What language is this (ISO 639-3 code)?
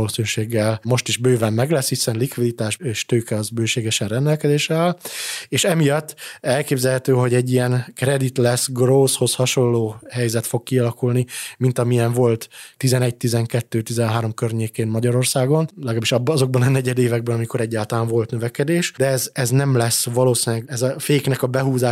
hun